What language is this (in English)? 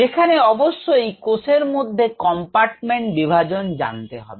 Bangla